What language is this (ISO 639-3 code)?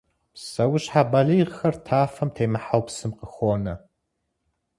kbd